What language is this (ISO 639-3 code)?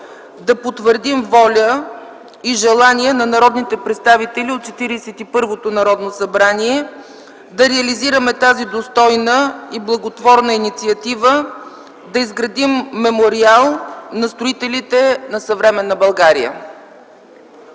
bul